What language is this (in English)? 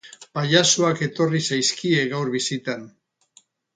Basque